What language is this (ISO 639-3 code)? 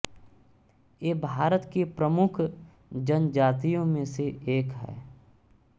hin